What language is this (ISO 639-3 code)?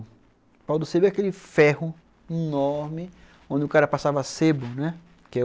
por